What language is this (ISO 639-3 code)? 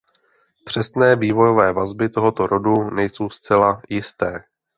ces